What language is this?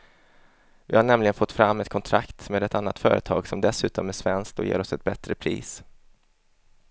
Swedish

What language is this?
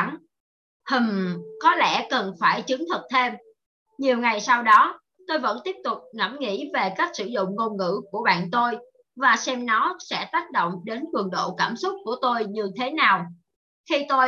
Vietnamese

